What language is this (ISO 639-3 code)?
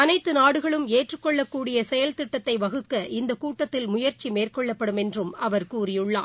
tam